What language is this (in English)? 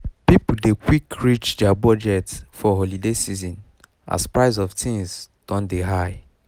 Nigerian Pidgin